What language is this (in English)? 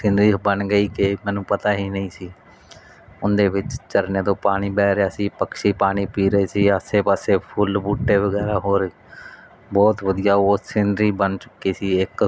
Punjabi